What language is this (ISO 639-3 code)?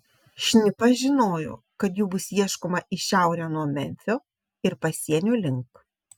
lit